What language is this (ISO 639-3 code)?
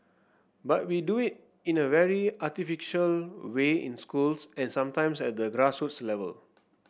eng